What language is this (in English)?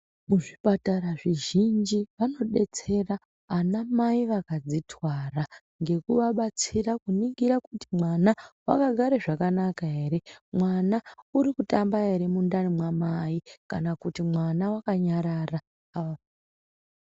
Ndau